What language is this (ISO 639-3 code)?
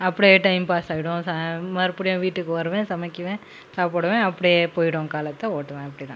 tam